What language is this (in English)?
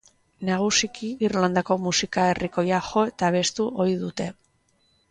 Basque